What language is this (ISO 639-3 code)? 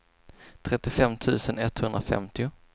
swe